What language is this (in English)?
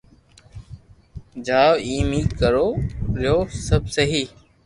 Loarki